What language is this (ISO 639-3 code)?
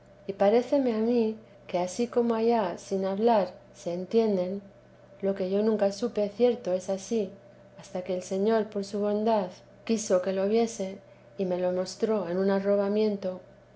spa